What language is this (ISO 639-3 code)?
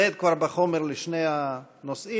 heb